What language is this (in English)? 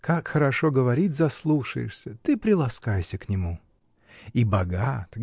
Russian